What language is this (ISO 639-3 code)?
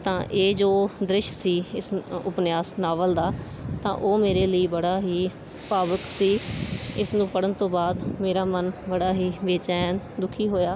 pan